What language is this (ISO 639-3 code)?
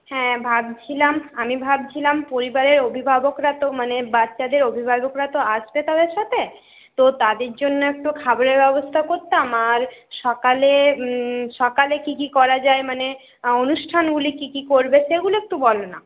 ben